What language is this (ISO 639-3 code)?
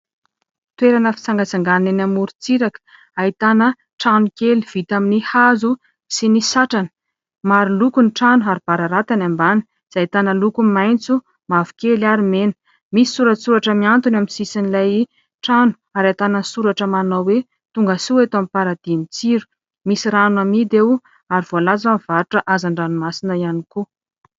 mlg